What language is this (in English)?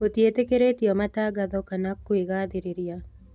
Kikuyu